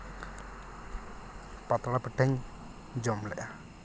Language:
Santali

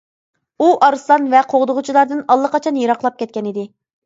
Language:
Uyghur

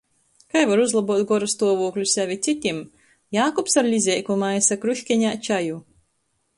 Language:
Latgalian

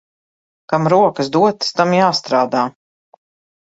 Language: Latvian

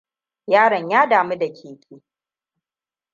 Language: Hausa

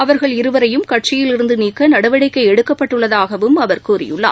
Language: Tamil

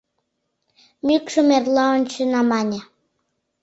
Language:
Mari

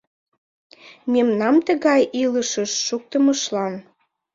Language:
Mari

